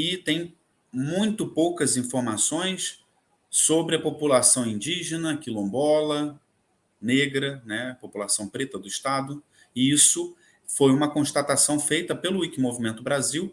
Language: Portuguese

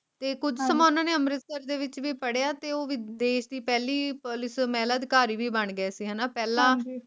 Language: Punjabi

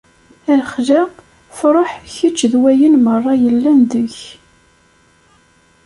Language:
Kabyle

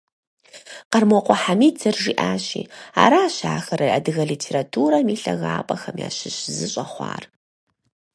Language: Kabardian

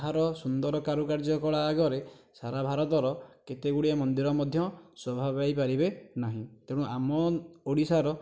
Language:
Odia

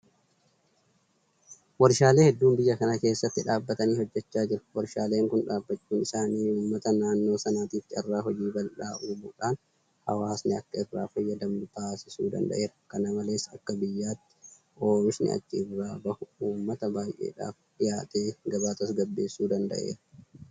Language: Oromo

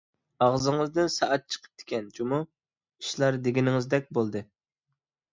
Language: Uyghur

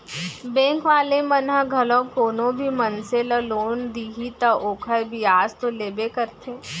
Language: Chhattisgarhi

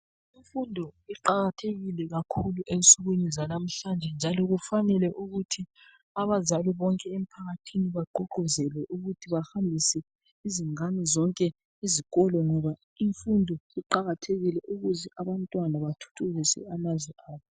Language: North Ndebele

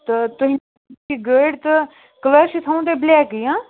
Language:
Kashmiri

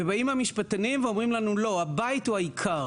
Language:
Hebrew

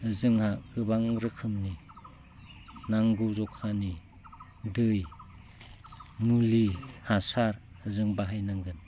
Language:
Bodo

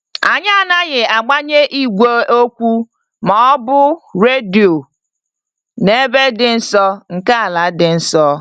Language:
Igbo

